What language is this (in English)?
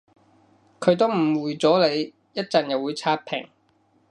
Cantonese